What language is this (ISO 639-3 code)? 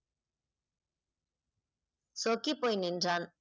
tam